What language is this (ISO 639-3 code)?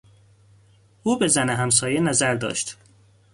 fas